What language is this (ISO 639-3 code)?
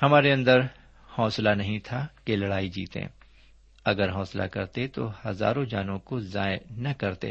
urd